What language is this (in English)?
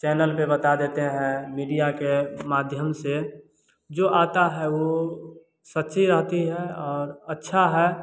Hindi